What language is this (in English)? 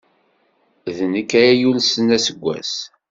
Kabyle